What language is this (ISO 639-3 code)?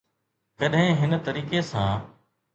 snd